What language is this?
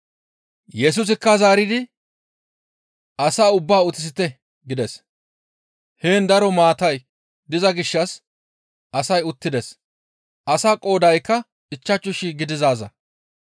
Gamo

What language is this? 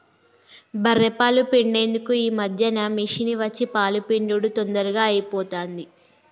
Telugu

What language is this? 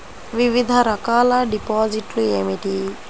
Telugu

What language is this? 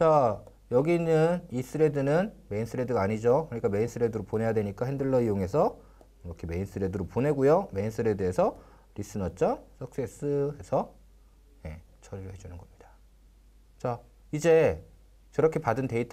Korean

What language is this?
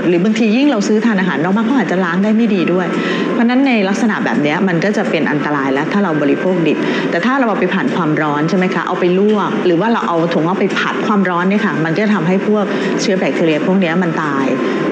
Thai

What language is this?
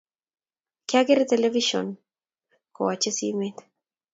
Kalenjin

